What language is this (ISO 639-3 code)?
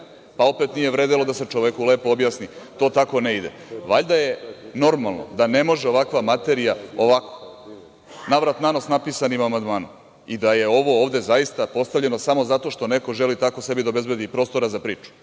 srp